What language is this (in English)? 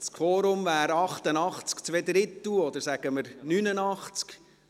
Swiss German